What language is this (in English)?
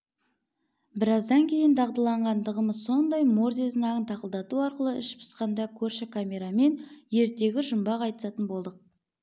Kazakh